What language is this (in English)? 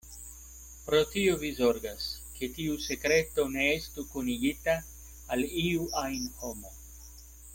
Esperanto